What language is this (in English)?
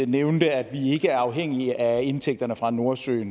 Danish